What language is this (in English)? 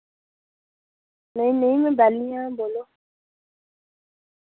Dogri